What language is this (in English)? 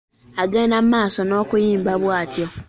Ganda